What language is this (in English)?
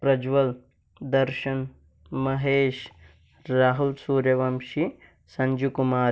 Kannada